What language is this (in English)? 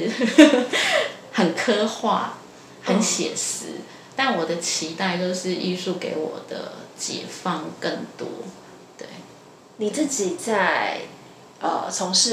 Chinese